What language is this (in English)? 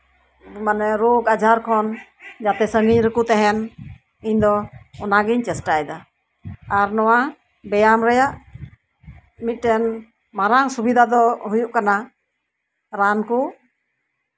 Santali